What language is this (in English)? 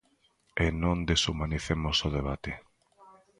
Galician